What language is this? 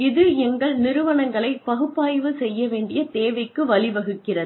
Tamil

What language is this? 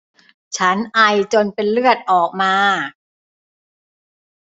Thai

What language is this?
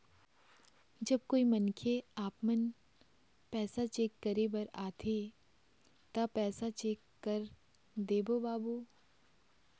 Chhattisgarhi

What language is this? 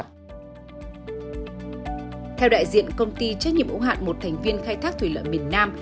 Vietnamese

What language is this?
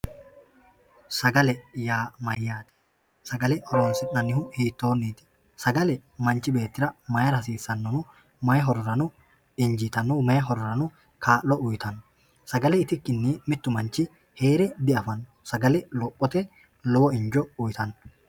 Sidamo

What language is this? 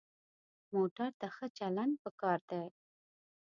Pashto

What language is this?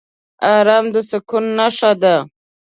Pashto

